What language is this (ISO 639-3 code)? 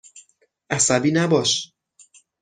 fas